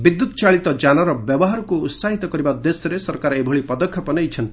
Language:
Odia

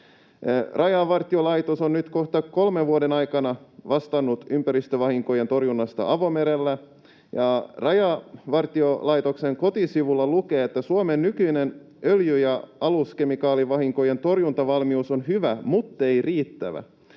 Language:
Finnish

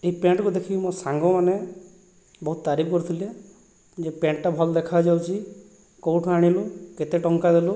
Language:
Odia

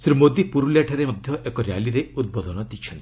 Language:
Odia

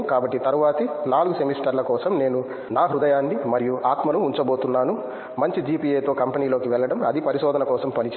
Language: Telugu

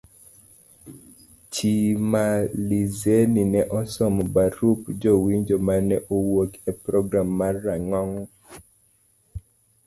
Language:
Luo (Kenya and Tanzania)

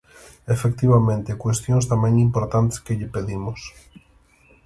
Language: Galician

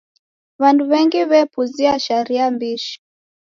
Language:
Taita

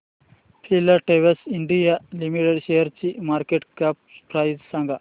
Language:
Marathi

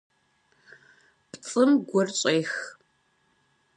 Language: Kabardian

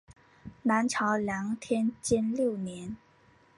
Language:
Chinese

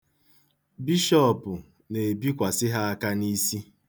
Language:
Igbo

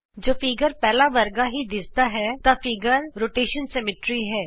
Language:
Punjabi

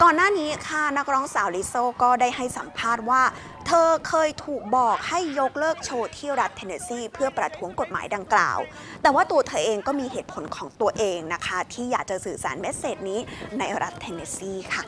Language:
Thai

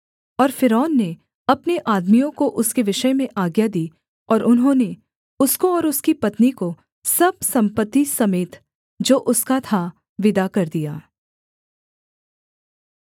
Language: Hindi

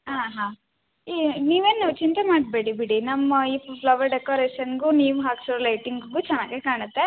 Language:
Kannada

